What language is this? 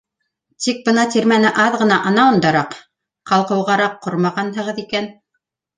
Bashkir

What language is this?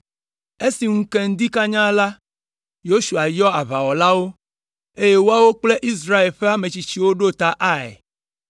Ewe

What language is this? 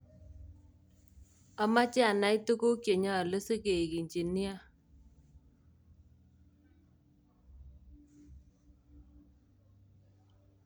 Kalenjin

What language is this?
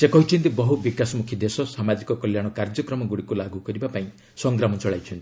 Odia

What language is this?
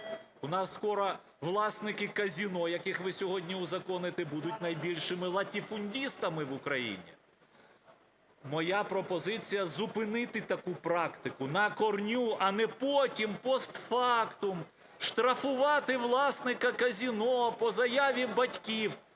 Ukrainian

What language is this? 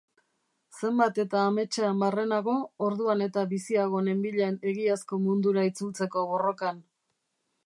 Basque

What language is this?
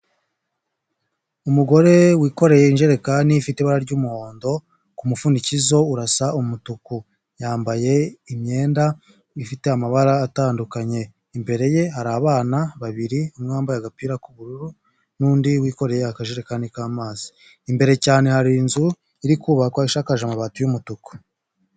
Kinyarwanda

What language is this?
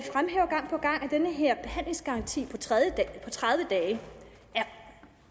Danish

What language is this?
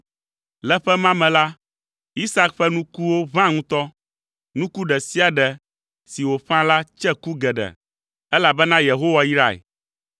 Ewe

